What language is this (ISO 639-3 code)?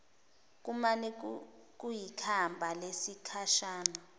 zul